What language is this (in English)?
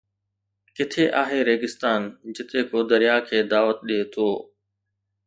Sindhi